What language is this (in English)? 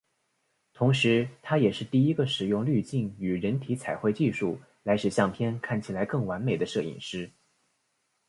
Chinese